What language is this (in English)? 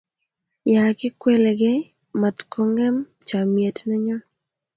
Kalenjin